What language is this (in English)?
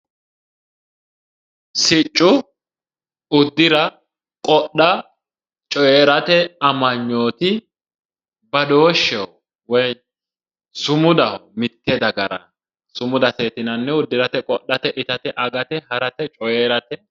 Sidamo